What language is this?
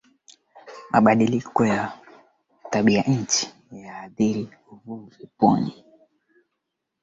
Swahili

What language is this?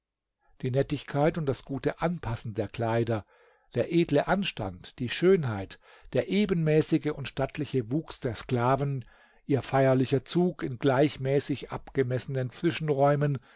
German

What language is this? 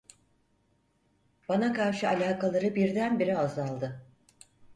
Turkish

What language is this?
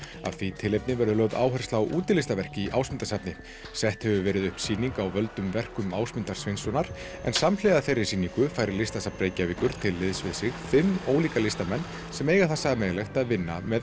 Icelandic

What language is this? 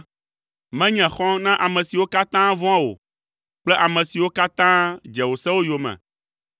Ewe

